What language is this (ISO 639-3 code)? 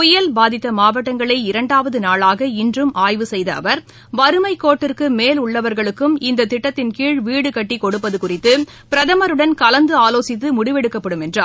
tam